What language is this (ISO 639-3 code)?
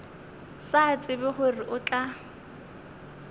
nso